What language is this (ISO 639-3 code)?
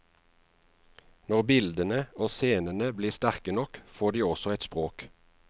nor